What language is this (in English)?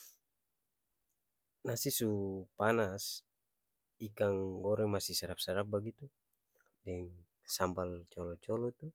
Ambonese Malay